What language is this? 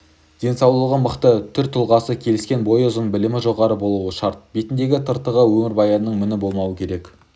Kazakh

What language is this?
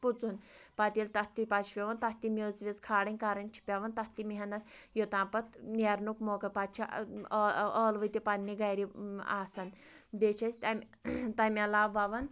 Kashmiri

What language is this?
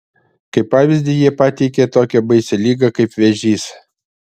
Lithuanian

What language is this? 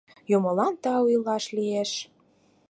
Mari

